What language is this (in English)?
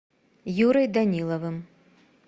Russian